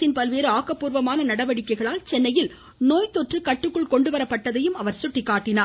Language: Tamil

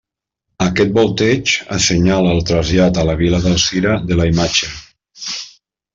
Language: Catalan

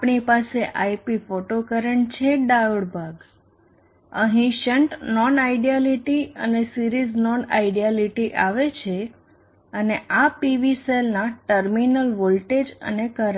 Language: Gujarati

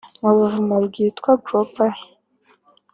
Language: Kinyarwanda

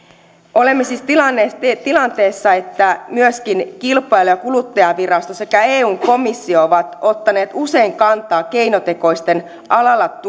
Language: Finnish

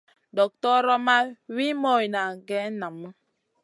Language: Masana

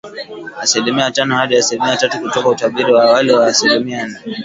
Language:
Swahili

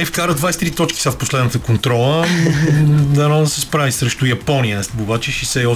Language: Bulgarian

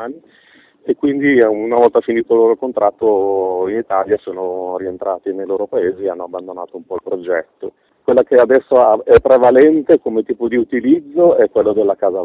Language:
Italian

